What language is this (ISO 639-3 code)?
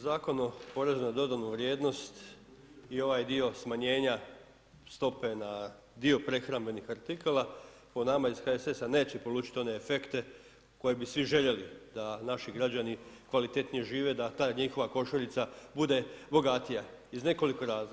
hrv